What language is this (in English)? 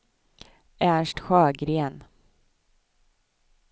Swedish